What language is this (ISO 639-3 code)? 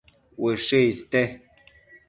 mcf